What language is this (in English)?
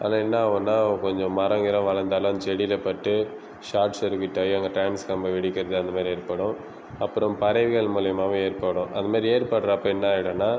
Tamil